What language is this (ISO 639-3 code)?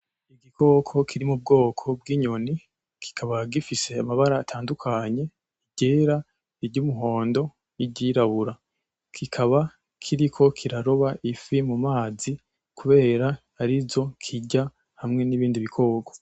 run